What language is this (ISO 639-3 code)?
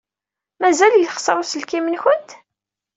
kab